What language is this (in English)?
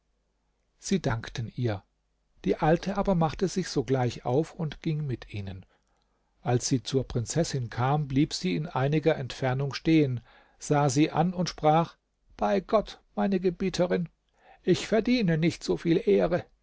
German